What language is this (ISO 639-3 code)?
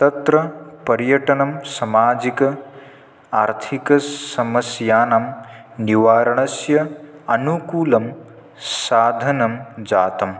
san